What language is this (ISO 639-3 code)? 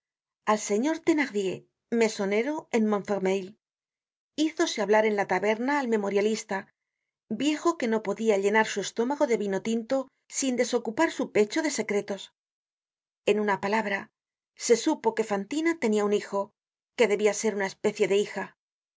spa